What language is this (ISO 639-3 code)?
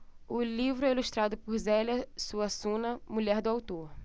por